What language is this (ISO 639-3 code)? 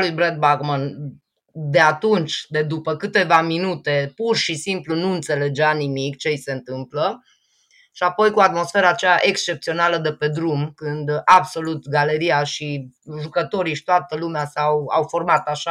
ron